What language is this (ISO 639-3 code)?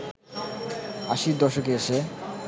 ben